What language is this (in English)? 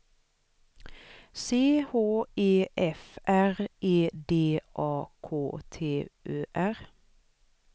Swedish